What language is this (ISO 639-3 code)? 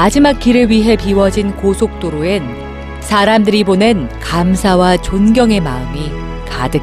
kor